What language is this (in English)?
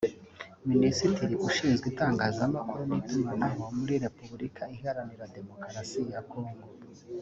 Kinyarwanda